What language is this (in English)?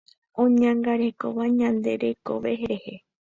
Guarani